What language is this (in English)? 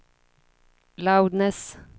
Swedish